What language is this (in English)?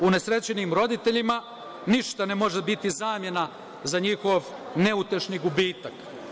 Serbian